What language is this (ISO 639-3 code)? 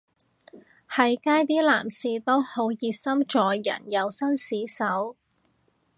yue